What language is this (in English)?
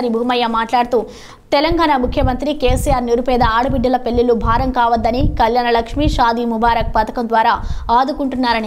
Hindi